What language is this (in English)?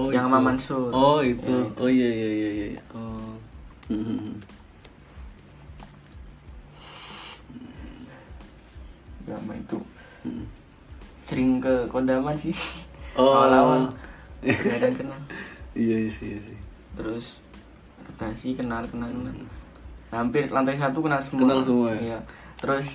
Indonesian